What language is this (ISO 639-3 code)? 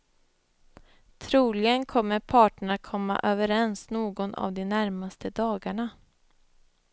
swe